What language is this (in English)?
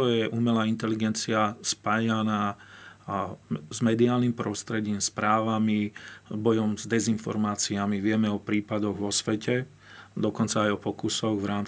Slovak